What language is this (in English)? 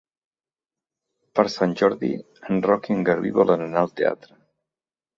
Catalan